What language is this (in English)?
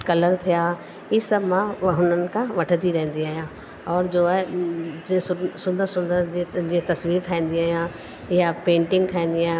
Sindhi